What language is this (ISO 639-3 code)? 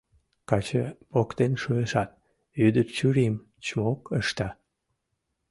chm